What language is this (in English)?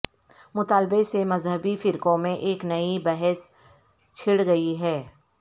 Urdu